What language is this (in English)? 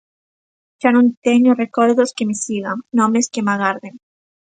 Galician